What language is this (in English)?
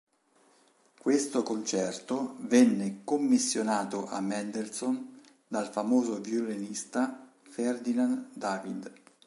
Italian